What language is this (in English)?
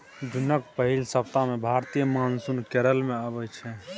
Maithili